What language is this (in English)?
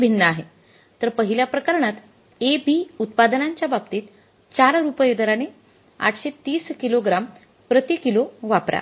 Marathi